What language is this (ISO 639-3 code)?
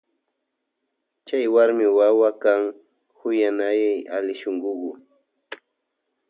qvj